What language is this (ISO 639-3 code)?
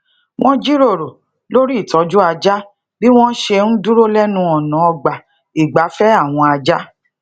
yor